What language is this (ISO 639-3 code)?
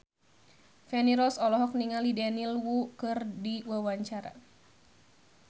sun